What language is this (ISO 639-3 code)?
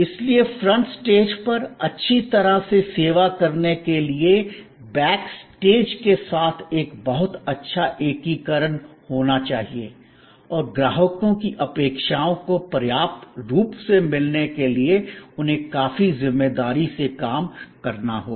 hin